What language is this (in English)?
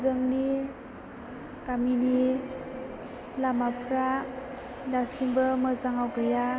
Bodo